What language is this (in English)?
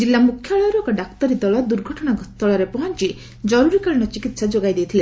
Odia